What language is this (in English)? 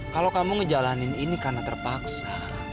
Indonesian